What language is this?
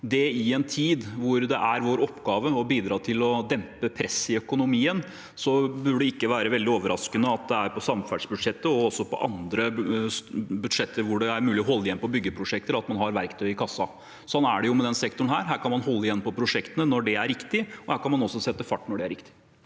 Norwegian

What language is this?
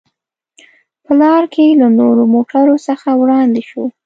Pashto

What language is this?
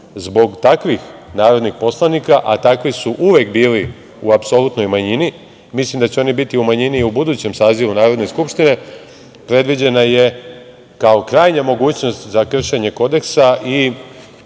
Serbian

